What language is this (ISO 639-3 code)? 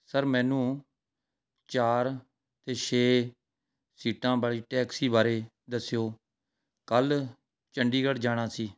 pan